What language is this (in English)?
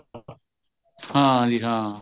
Punjabi